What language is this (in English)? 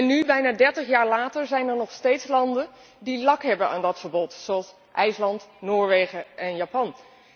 Dutch